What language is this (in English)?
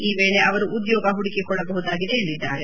Kannada